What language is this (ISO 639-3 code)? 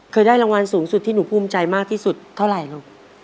tha